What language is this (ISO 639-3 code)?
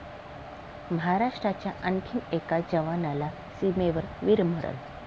mar